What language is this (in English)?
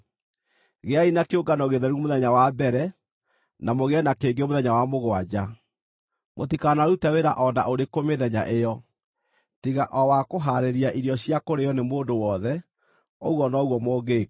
Kikuyu